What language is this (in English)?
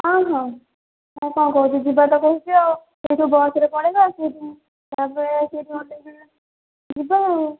Odia